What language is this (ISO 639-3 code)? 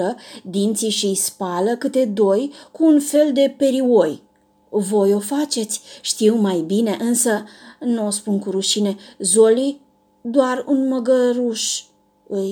ron